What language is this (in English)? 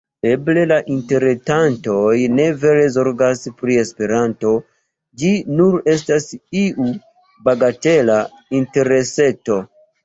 Esperanto